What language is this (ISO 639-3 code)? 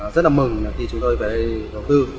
vie